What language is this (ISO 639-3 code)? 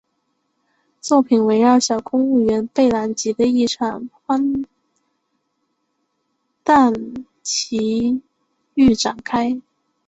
zho